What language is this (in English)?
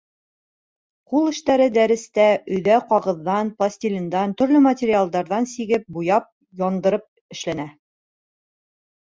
Bashkir